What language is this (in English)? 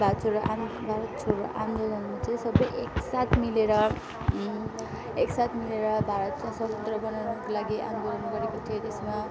Nepali